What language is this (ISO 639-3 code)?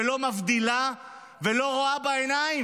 heb